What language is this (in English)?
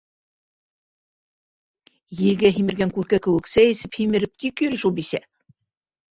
Bashkir